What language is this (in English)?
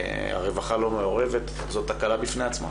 Hebrew